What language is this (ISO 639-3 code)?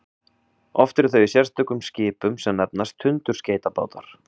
isl